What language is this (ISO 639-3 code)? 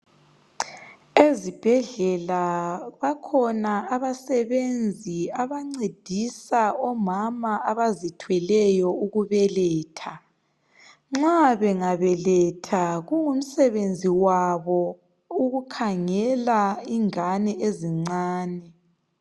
nde